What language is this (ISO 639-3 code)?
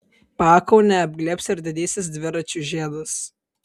lit